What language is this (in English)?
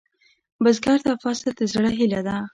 Pashto